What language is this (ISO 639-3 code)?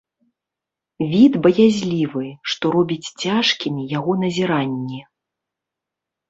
bel